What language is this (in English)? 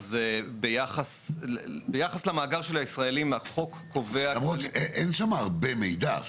Hebrew